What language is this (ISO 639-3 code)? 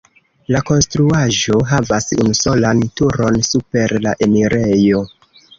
epo